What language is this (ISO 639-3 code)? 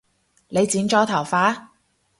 yue